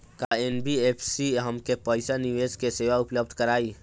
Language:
Bhojpuri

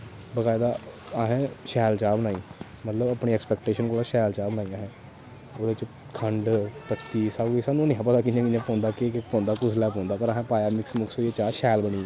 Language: Dogri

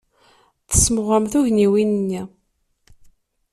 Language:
Kabyle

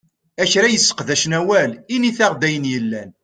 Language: Kabyle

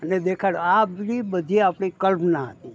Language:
Gujarati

